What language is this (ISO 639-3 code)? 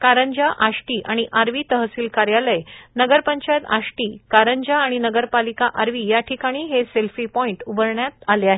mar